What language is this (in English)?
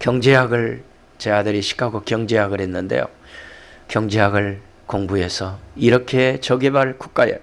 Korean